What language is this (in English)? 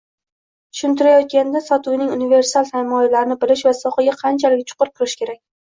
Uzbek